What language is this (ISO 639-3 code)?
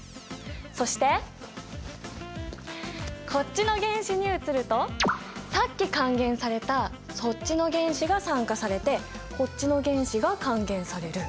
jpn